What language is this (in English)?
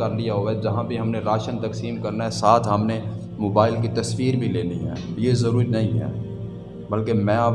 Urdu